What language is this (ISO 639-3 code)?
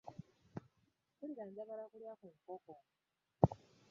lug